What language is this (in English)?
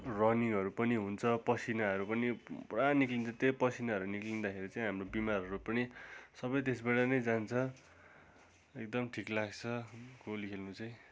Nepali